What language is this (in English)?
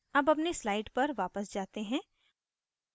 Hindi